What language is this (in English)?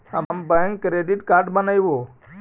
Magahi